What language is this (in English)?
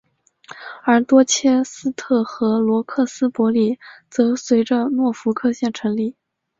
Chinese